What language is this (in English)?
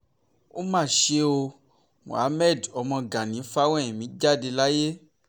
Yoruba